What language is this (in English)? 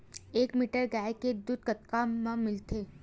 Chhattisgarhi